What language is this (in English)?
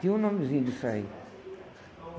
Portuguese